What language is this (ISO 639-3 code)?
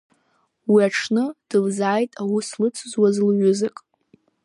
abk